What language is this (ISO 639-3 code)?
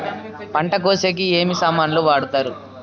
tel